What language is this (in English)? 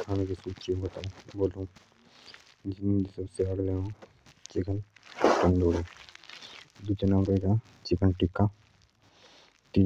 Jaunsari